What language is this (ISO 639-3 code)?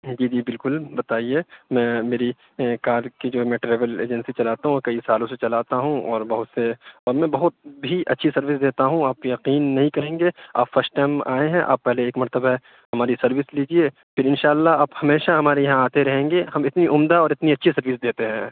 urd